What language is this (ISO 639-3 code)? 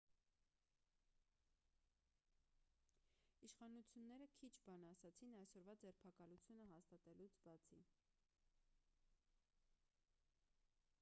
hye